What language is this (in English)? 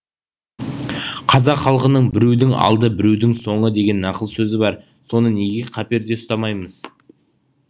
Kazakh